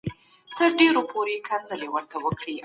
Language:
Pashto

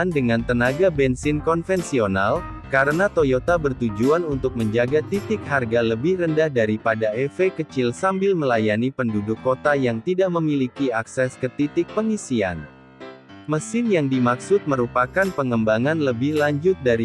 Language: Indonesian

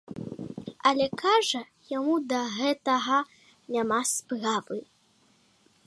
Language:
Belarusian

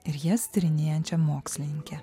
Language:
Lithuanian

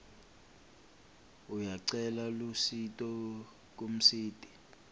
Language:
Swati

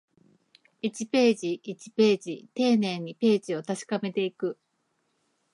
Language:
Japanese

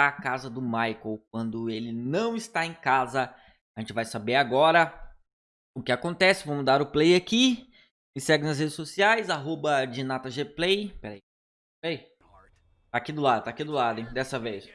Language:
Portuguese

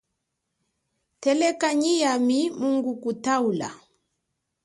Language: Chokwe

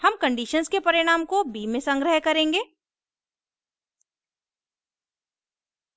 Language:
Hindi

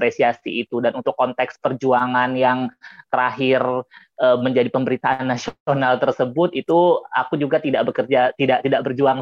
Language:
Indonesian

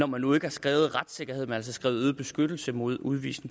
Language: Danish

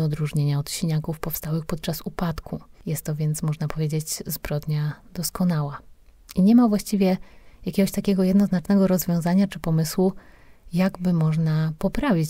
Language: Polish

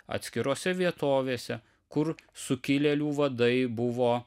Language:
Lithuanian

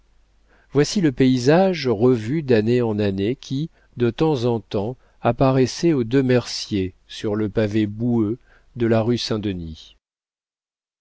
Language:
French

